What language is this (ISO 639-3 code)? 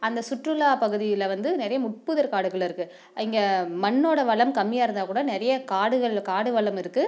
tam